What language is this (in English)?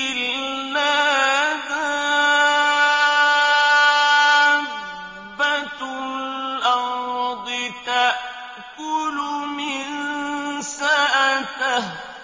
Arabic